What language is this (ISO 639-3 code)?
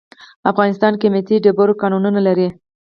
pus